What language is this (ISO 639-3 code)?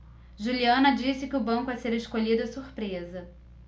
por